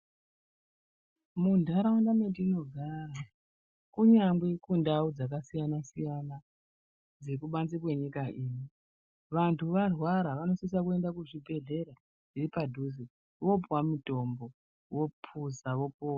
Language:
Ndau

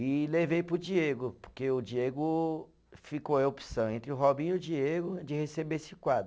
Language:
Portuguese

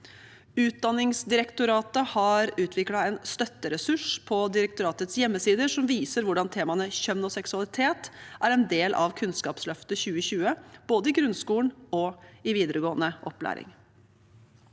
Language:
Norwegian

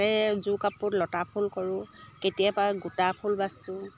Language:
Assamese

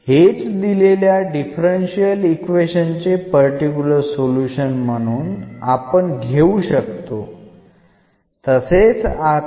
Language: Malayalam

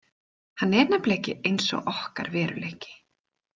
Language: Icelandic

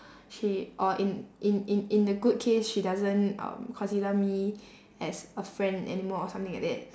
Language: English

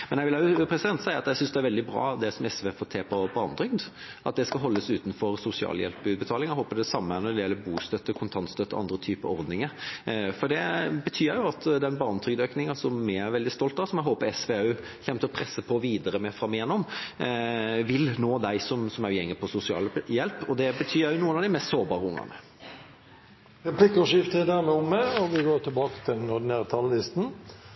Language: Norwegian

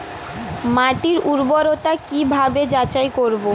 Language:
Bangla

